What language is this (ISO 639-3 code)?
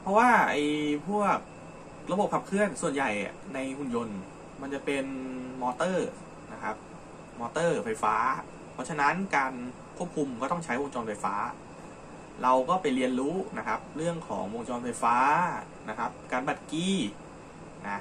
tha